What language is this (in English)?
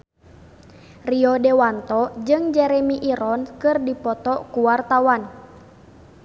Sundanese